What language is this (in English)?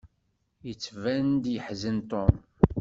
Kabyle